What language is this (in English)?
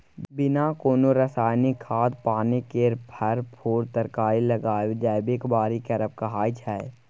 Maithili